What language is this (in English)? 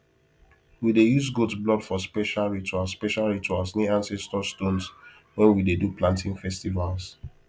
Nigerian Pidgin